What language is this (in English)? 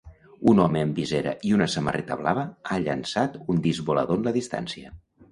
Catalan